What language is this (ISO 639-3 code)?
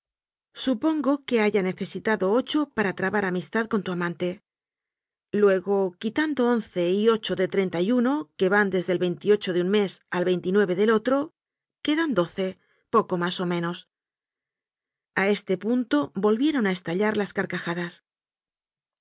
spa